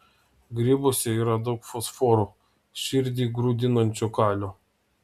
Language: Lithuanian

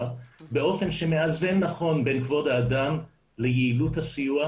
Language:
Hebrew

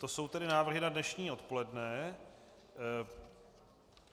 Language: Czech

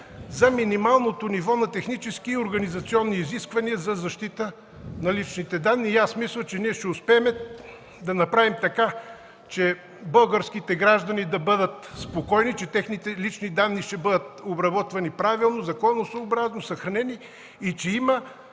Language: Bulgarian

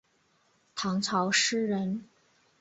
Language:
Chinese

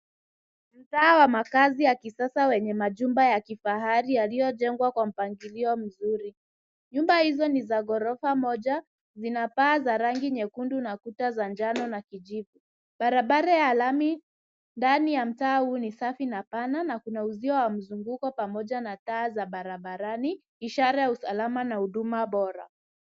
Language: Swahili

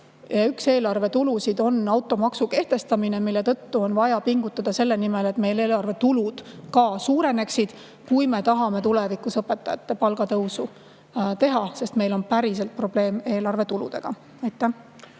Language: Estonian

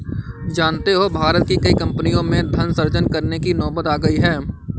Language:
Hindi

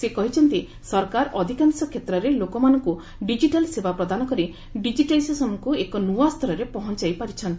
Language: Odia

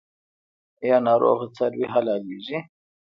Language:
Pashto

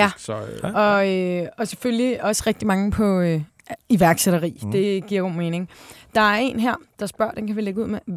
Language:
Danish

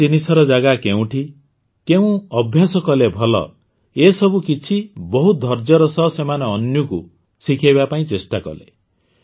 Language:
Odia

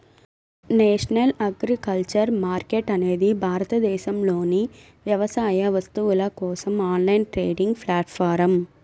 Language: Telugu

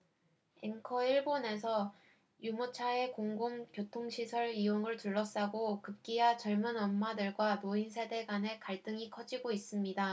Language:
Korean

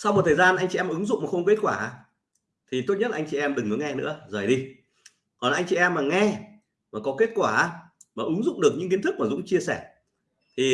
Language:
Vietnamese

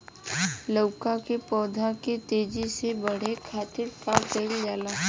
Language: Bhojpuri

